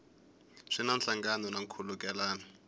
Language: Tsonga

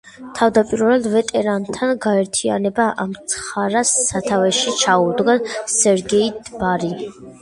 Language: Georgian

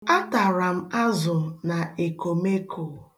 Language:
Igbo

